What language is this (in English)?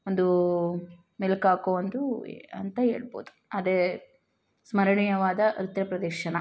Kannada